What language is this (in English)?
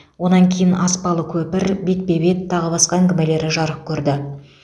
Kazakh